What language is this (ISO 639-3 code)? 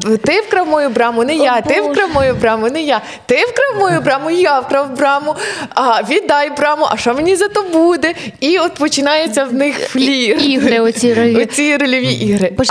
ukr